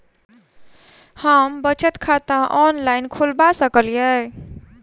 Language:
Maithili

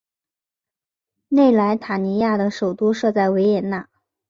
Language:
Chinese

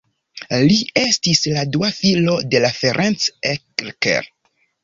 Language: Esperanto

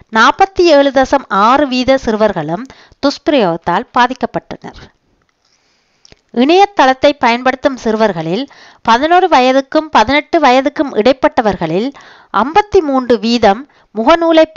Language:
Tamil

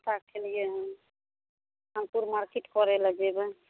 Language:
Maithili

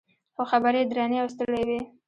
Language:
Pashto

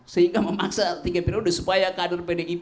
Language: Indonesian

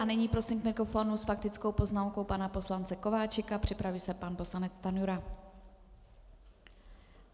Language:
Czech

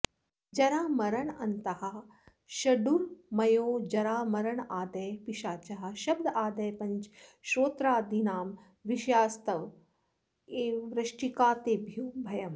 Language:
Sanskrit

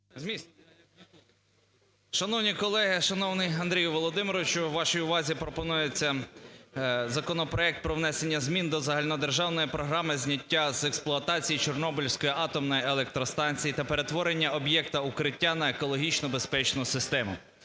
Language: Ukrainian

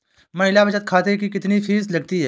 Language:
Hindi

